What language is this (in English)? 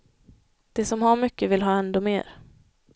Swedish